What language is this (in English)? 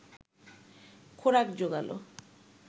Bangla